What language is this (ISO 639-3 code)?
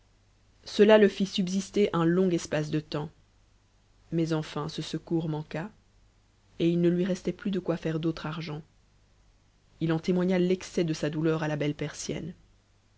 fra